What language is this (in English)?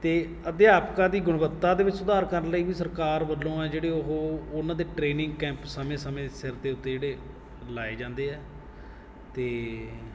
Punjabi